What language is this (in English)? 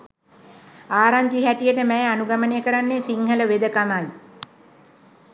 Sinhala